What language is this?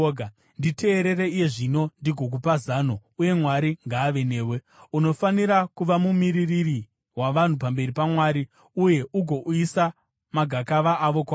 Shona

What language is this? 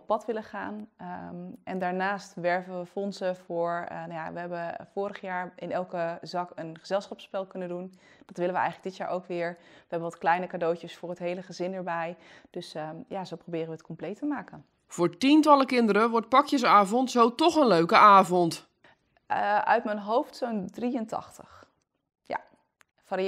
Dutch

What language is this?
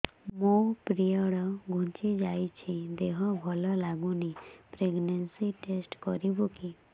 Odia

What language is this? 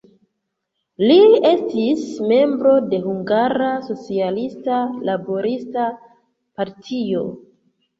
Esperanto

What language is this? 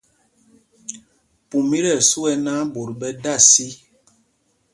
Mpumpong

